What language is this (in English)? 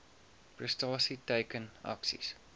Afrikaans